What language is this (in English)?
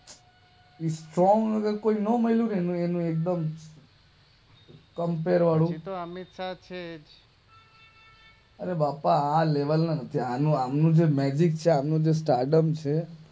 Gujarati